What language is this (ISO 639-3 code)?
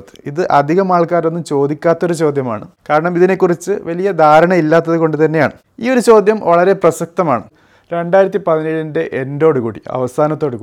mal